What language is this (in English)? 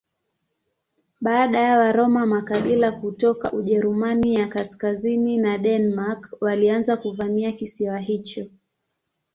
Swahili